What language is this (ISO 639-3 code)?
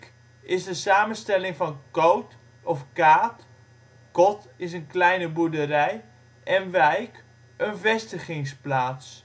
nld